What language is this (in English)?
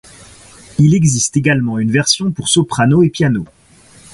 French